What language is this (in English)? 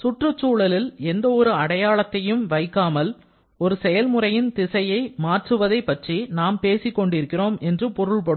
Tamil